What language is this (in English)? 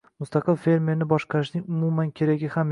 Uzbek